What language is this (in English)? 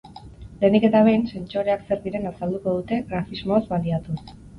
Basque